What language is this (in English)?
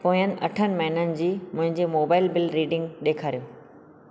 Sindhi